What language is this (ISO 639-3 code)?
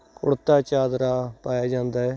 pan